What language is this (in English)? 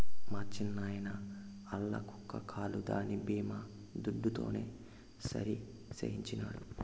Telugu